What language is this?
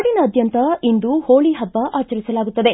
Kannada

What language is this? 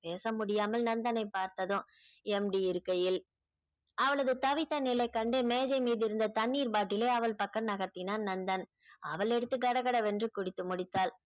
Tamil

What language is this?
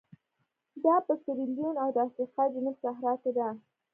Pashto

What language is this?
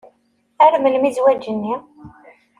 Kabyle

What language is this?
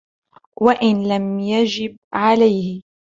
Arabic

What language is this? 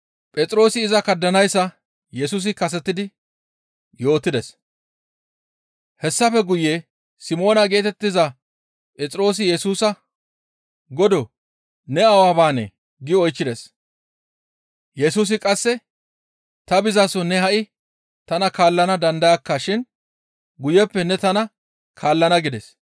Gamo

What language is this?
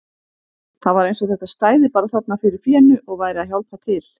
Icelandic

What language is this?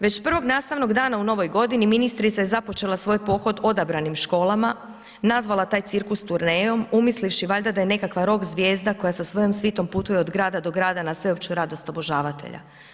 Croatian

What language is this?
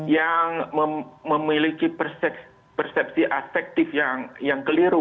Indonesian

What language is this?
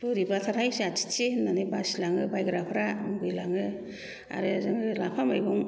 Bodo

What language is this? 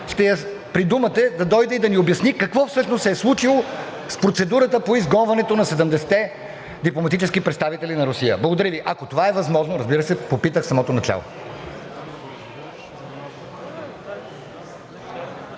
Bulgarian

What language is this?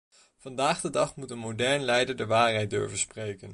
Dutch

